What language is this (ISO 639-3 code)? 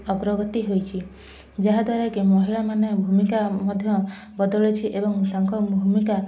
ori